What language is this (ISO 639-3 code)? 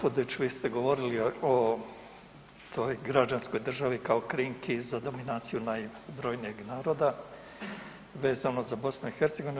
hrv